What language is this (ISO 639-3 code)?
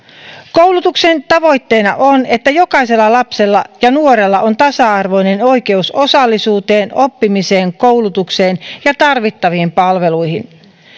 fin